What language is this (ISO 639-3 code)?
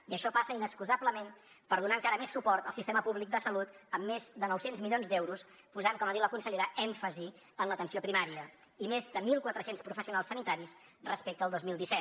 cat